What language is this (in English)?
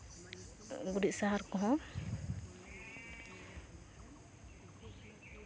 Santali